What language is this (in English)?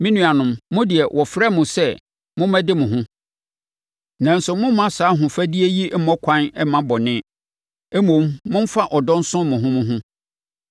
Akan